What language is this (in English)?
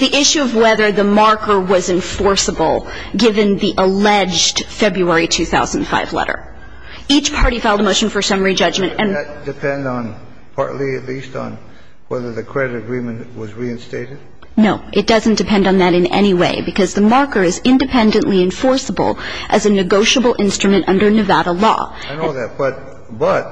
English